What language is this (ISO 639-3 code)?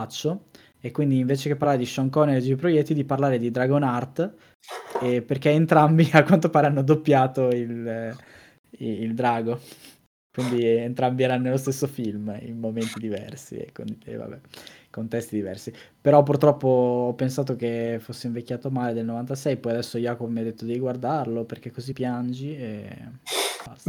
ita